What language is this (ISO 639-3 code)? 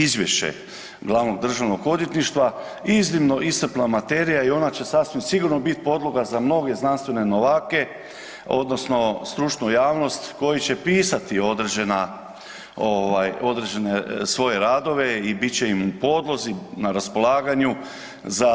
hrv